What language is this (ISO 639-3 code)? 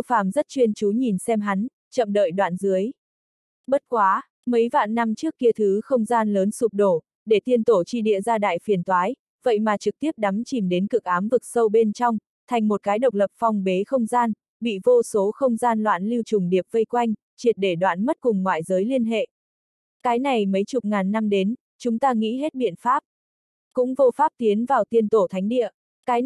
vie